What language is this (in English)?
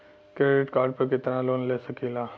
Bhojpuri